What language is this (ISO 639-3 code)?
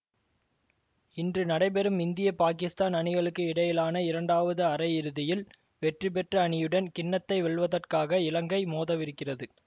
tam